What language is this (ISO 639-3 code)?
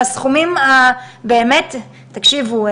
heb